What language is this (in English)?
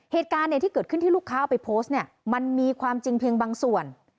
Thai